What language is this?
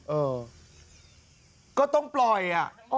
Thai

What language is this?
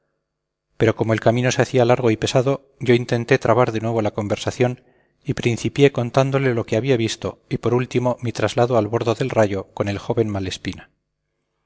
Spanish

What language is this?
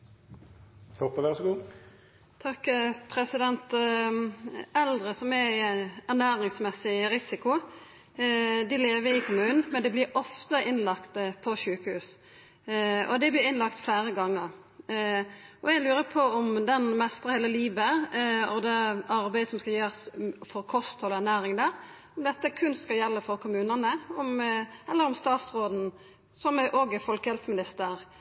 Norwegian Nynorsk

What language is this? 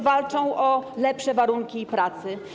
Polish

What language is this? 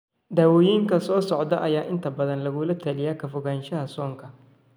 Somali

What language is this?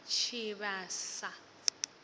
Venda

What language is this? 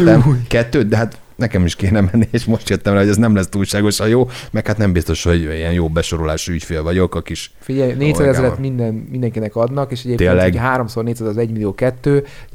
Hungarian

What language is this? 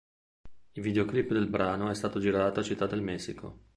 Italian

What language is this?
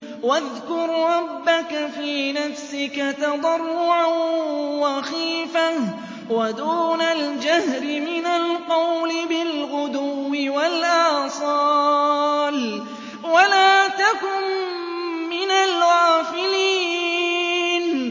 Arabic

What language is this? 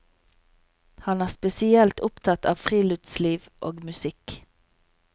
Norwegian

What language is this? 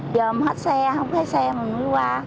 Vietnamese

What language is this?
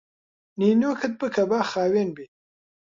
Central Kurdish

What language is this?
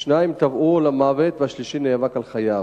Hebrew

